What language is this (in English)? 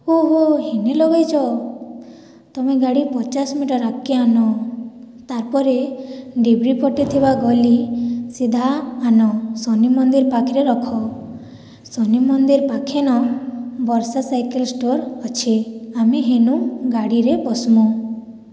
Odia